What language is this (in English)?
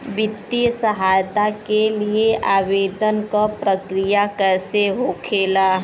Bhojpuri